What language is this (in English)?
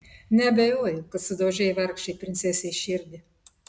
Lithuanian